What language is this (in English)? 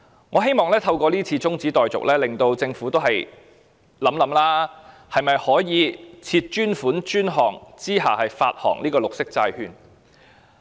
Cantonese